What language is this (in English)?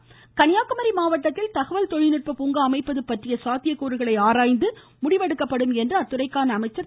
Tamil